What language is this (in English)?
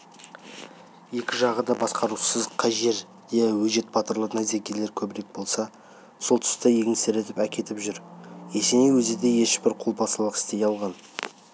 Kazakh